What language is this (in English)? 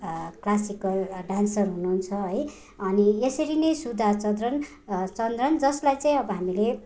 Nepali